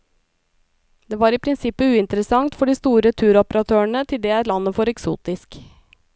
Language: Norwegian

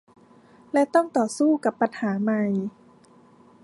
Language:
Thai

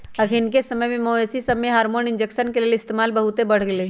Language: Magahi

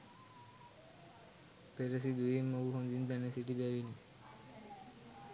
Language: Sinhala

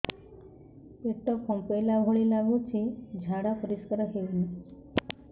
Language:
Odia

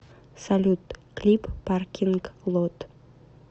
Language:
Russian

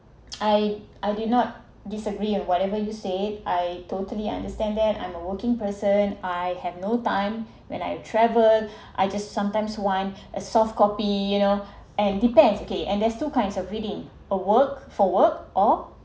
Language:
English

